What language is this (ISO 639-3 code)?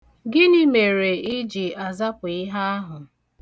ibo